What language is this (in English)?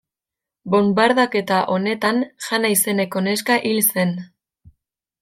Basque